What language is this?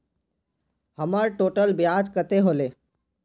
Magahi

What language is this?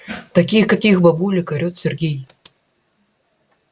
Russian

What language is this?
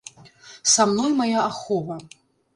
Belarusian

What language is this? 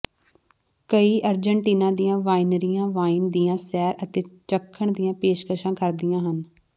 Punjabi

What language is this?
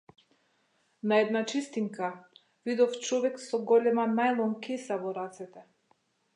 Macedonian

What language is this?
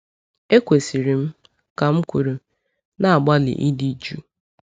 Igbo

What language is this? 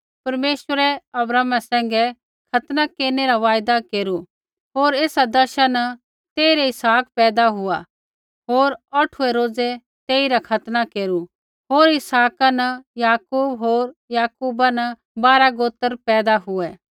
Kullu Pahari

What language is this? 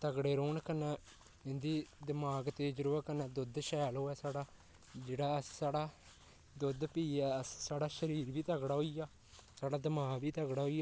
Dogri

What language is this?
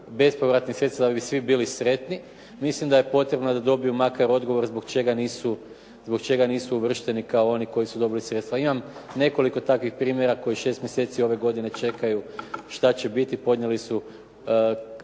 Croatian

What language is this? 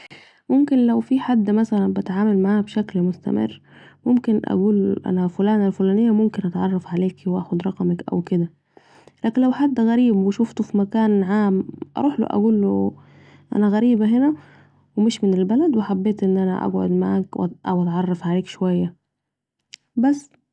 Saidi Arabic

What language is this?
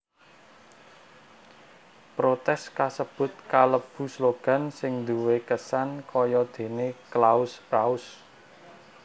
Javanese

